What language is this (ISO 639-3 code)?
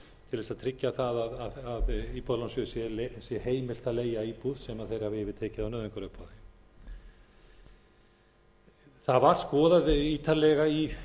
isl